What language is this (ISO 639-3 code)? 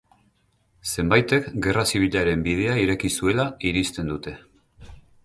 eus